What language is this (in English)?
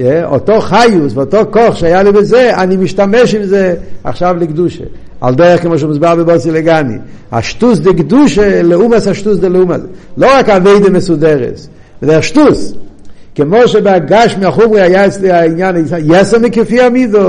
Hebrew